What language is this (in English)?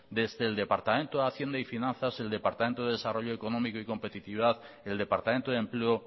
Spanish